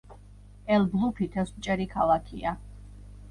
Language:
Georgian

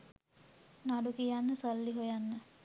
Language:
Sinhala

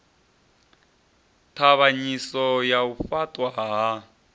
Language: Venda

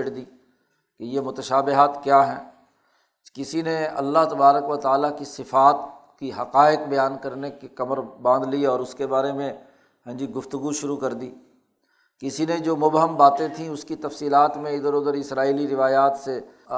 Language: Urdu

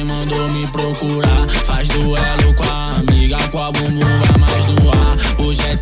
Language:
Italian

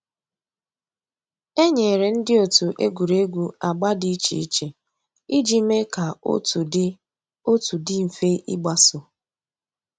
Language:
Igbo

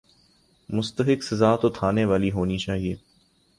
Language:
Urdu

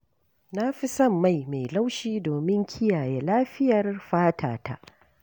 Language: Hausa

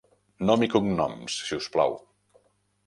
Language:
Catalan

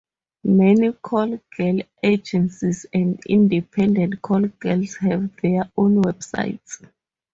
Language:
English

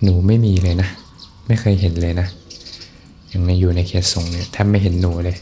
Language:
Thai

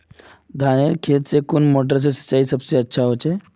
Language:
Magahi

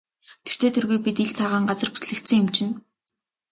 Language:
Mongolian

